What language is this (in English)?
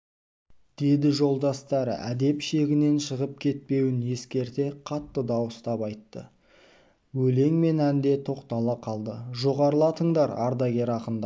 Kazakh